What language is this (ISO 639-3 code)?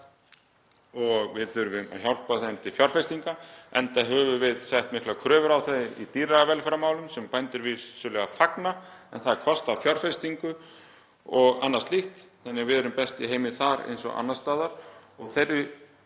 isl